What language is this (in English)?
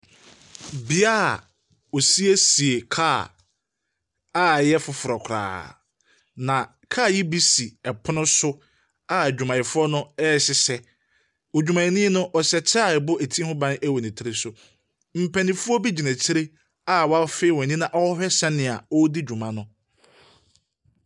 Akan